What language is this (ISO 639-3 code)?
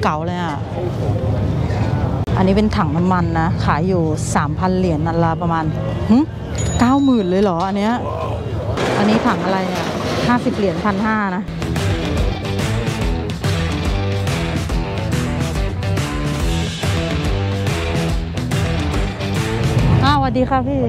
tha